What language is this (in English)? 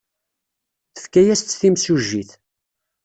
Kabyle